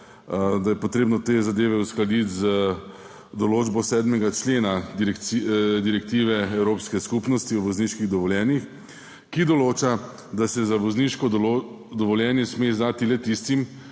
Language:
Slovenian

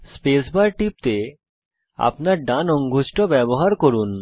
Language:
Bangla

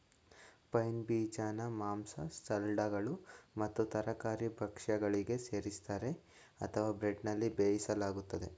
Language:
Kannada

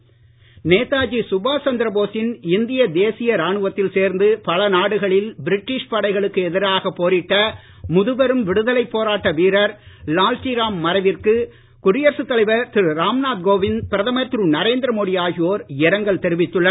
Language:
Tamil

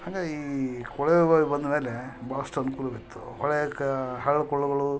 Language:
Kannada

